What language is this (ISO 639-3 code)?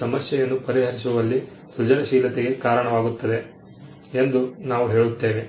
kan